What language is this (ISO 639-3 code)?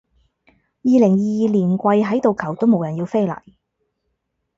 yue